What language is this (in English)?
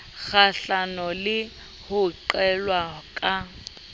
Southern Sotho